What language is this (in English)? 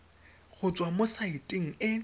Tswana